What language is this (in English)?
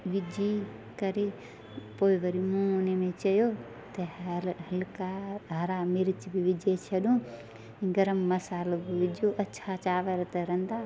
Sindhi